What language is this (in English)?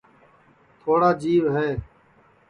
Sansi